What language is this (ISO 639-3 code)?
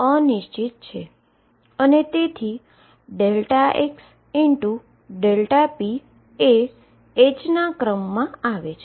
guj